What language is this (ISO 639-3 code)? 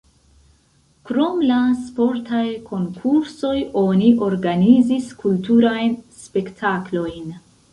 epo